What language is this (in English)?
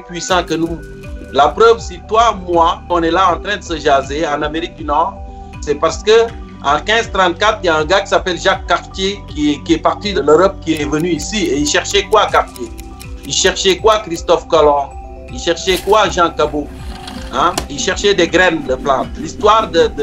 French